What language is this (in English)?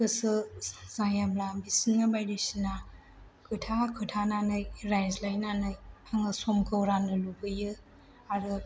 Bodo